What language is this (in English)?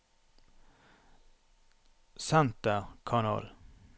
Norwegian